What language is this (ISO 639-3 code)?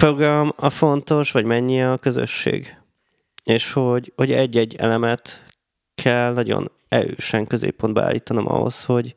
hun